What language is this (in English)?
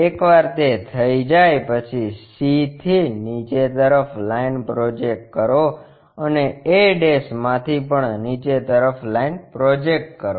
Gujarati